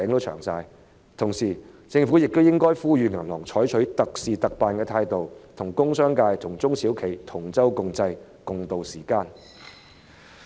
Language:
Cantonese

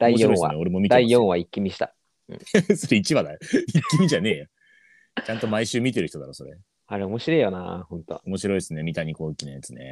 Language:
Japanese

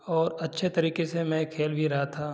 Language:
Hindi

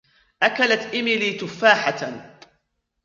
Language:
Arabic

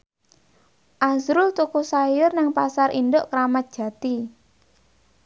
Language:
Javanese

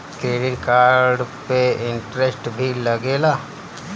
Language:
Bhojpuri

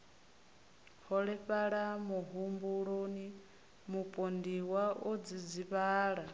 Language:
Venda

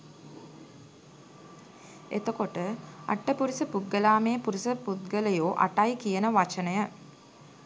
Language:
Sinhala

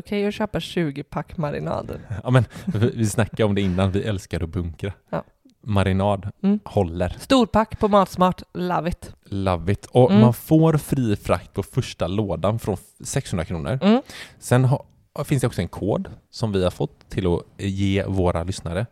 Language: Swedish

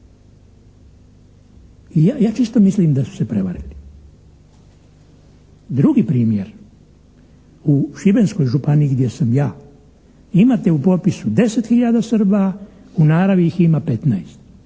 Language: Croatian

